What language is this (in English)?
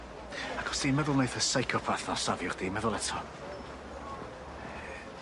Welsh